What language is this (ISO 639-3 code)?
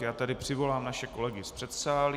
ces